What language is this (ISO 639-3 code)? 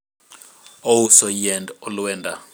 luo